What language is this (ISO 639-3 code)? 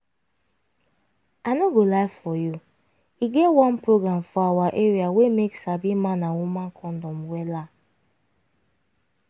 pcm